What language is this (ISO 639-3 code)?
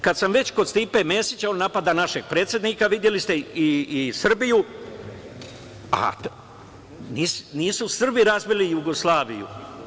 srp